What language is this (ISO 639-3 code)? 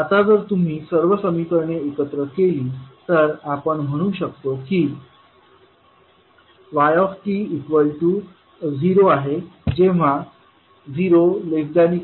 mar